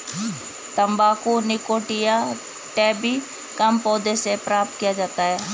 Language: Hindi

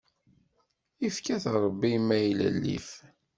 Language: Kabyle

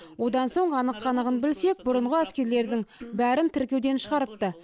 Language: Kazakh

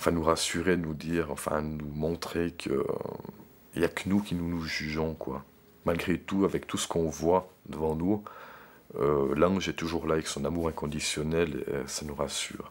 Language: French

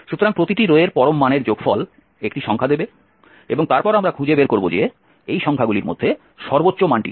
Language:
Bangla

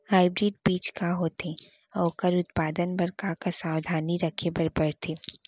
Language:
Chhattisgarhi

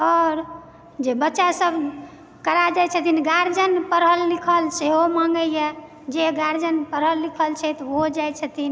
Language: Maithili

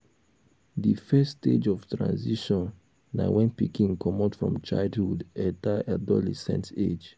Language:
Nigerian Pidgin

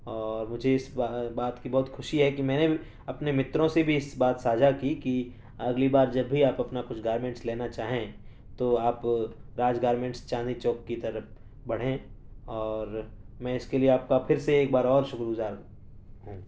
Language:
Urdu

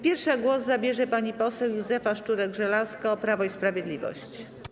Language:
Polish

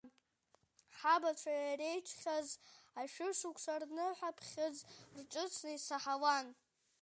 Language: Abkhazian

